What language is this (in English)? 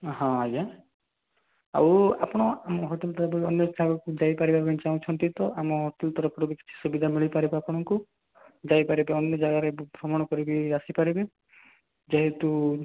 Odia